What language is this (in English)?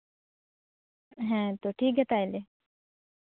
Santali